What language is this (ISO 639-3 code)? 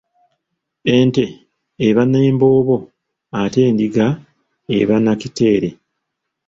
lug